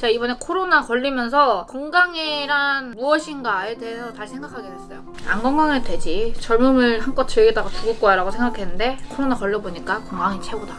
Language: Korean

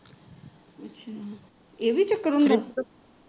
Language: Punjabi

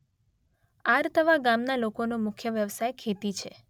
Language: Gujarati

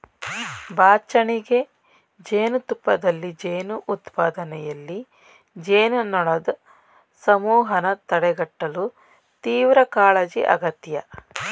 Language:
Kannada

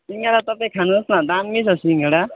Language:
Nepali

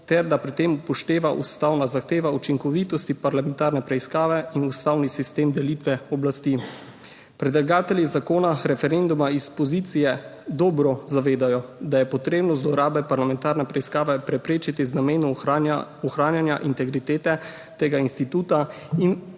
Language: Slovenian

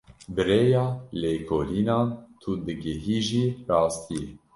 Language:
Kurdish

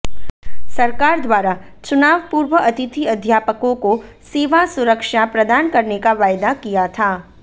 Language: Hindi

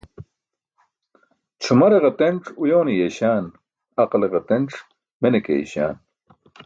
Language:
Burushaski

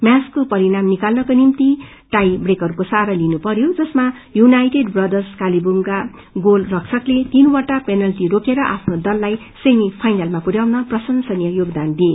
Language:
Nepali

